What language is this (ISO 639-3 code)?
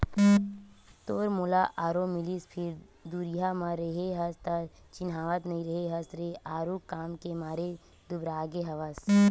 hne